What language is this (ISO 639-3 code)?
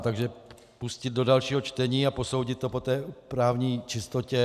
ces